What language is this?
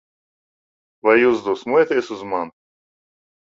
Latvian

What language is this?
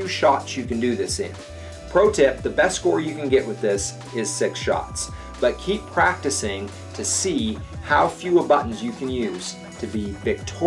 English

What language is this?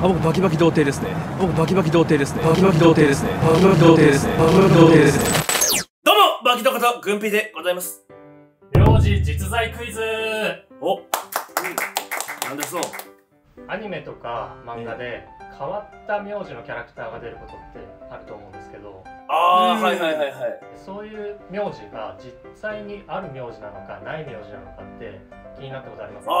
Japanese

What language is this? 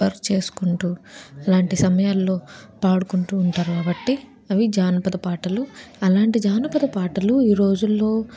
Telugu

